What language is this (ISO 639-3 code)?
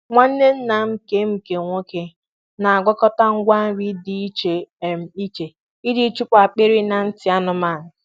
ibo